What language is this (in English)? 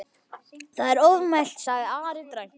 Icelandic